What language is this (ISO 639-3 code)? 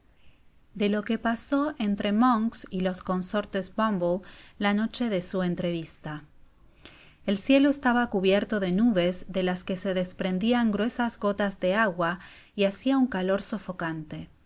spa